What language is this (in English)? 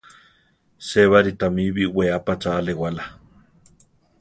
Central Tarahumara